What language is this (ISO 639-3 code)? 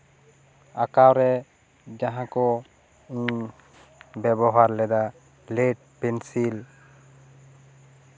sat